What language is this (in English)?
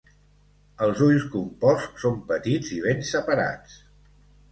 Catalan